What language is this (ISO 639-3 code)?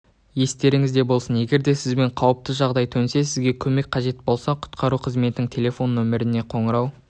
kaz